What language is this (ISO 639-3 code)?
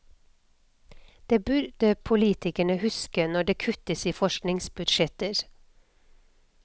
nor